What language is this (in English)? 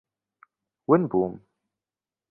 Central Kurdish